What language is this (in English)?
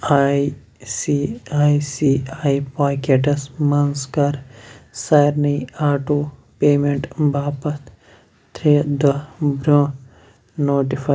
Kashmiri